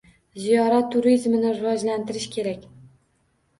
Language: Uzbek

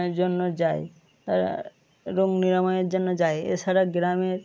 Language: Bangla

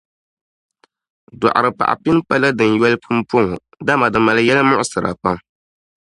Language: Dagbani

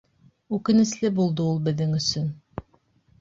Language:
Bashkir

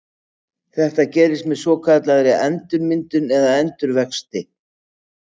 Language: Icelandic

